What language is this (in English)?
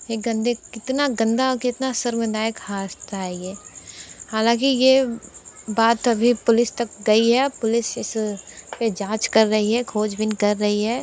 Hindi